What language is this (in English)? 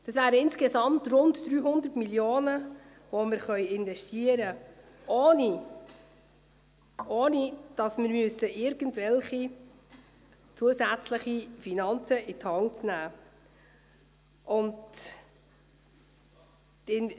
Swiss German